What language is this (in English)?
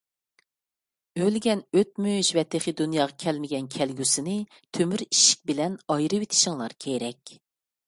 Uyghur